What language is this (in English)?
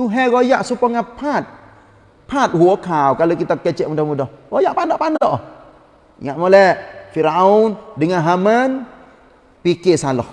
Malay